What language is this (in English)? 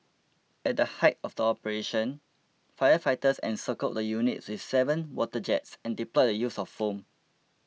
English